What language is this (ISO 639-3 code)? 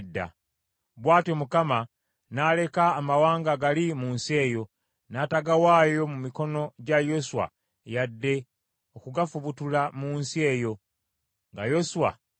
lug